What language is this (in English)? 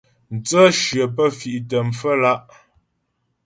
Ghomala